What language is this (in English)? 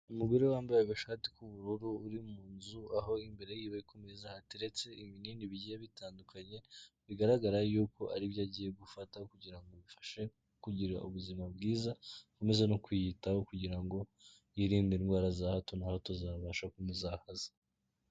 Kinyarwanda